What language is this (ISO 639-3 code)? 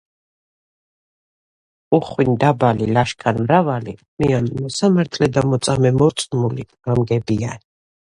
kat